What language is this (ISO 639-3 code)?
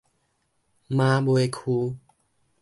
nan